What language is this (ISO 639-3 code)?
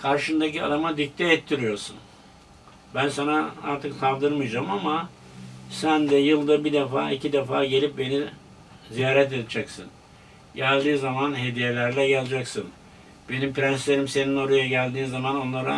tur